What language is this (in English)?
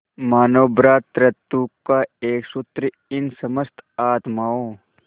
Hindi